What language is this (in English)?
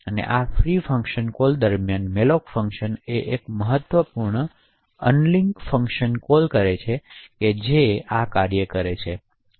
Gujarati